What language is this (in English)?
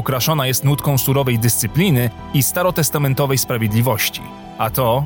Polish